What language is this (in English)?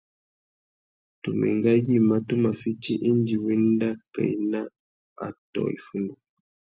Tuki